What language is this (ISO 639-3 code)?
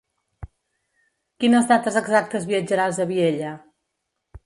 cat